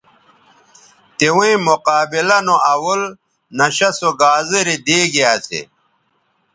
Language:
Bateri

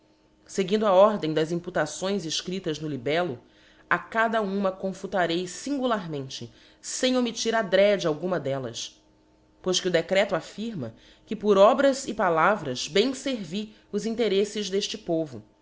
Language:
Portuguese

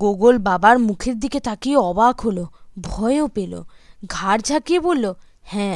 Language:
Bangla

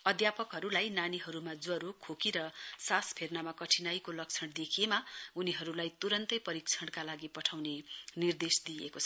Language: Nepali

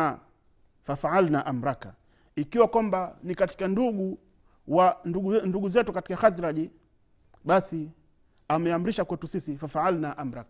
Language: Swahili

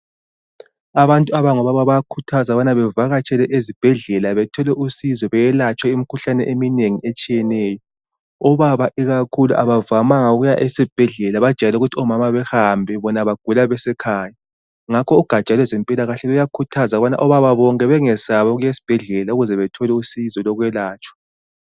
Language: North Ndebele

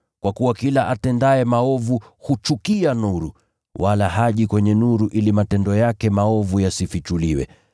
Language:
Swahili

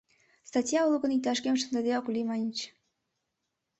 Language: Mari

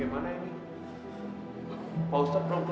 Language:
Indonesian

